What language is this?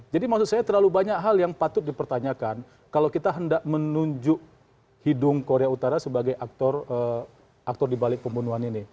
Indonesian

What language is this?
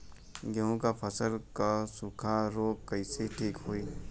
Bhojpuri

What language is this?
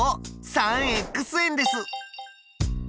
Japanese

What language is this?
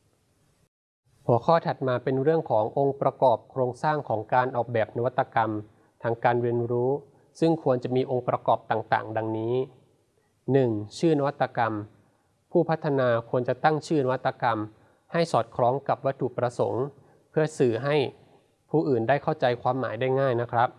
Thai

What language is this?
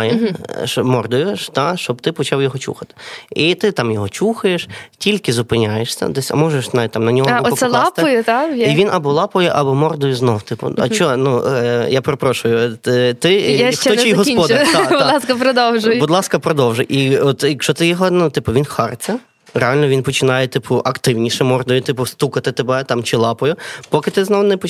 Ukrainian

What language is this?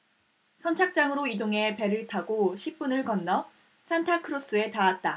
Korean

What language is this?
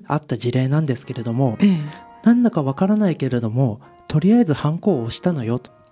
Japanese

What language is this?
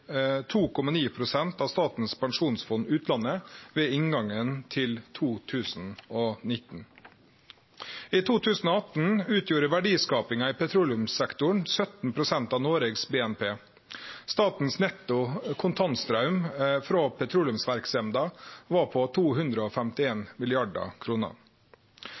Norwegian Nynorsk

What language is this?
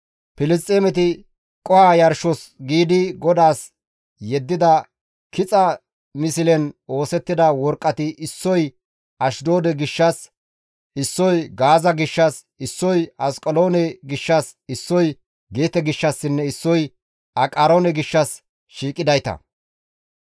Gamo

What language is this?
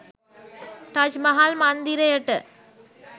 Sinhala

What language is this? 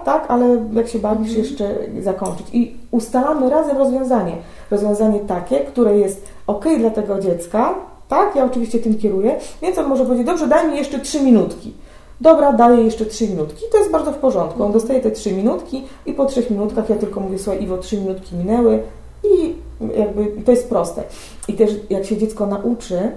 Polish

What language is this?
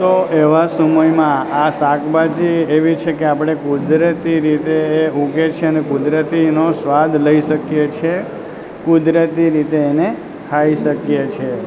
Gujarati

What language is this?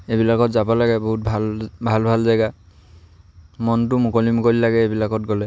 Assamese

